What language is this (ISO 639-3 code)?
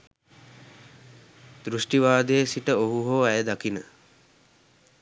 sin